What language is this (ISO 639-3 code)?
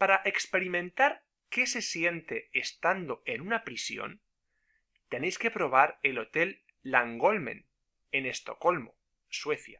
spa